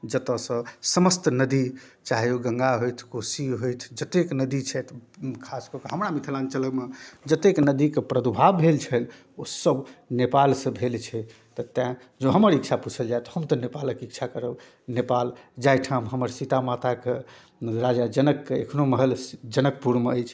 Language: Maithili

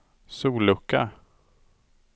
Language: Swedish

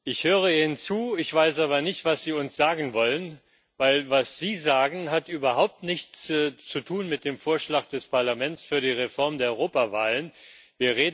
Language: German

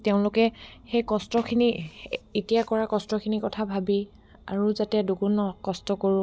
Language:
Assamese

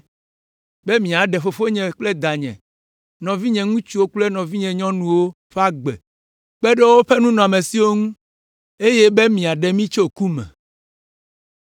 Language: Ewe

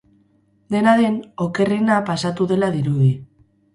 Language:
Basque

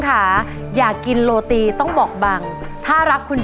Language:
Thai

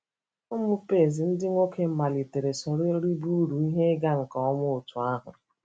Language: Igbo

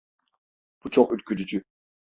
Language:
Turkish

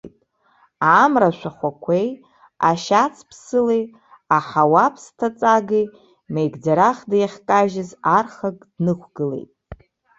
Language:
Abkhazian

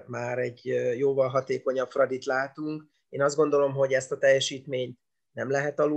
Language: Hungarian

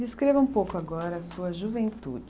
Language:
Portuguese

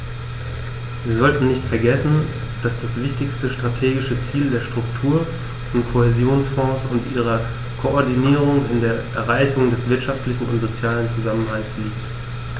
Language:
German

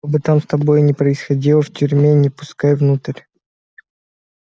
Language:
Russian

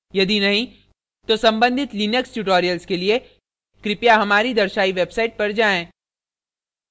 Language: Hindi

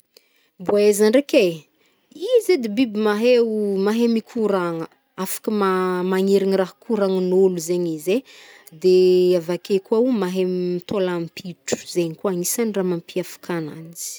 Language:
Northern Betsimisaraka Malagasy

